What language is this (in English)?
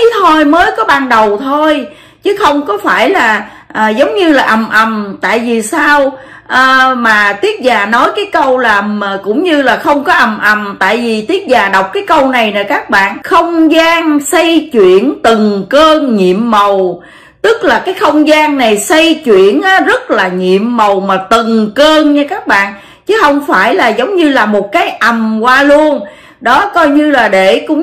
Vietnamese